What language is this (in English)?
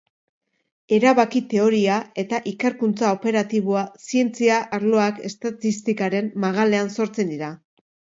Basque